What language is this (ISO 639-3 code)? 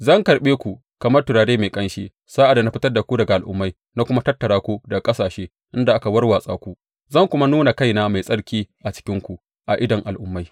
hau